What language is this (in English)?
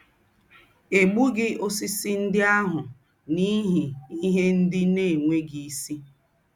Igbo